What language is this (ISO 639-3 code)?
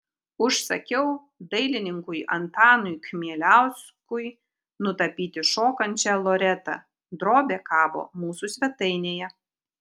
lit